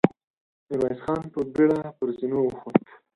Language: Pashto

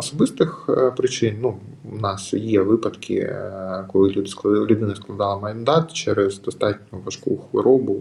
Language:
Ukrainian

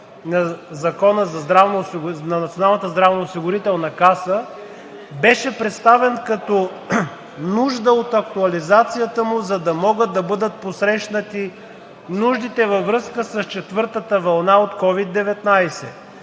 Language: Bulgarian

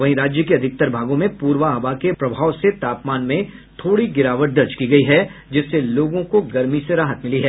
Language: Hindi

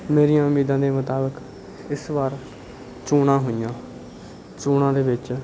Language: Punjabi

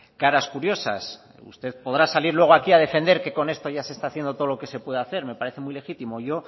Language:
Spanish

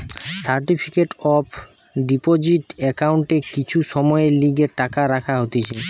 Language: Bangla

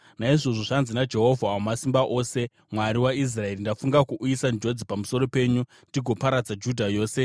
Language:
Shona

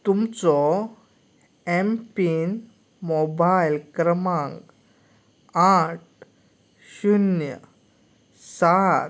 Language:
Konkani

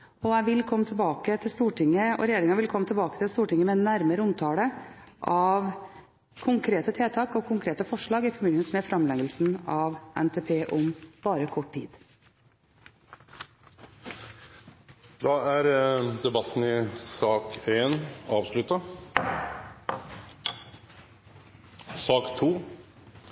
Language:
Norwegian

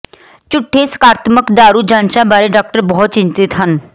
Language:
Punjabi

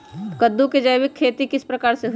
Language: Magahi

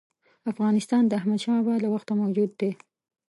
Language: Pashto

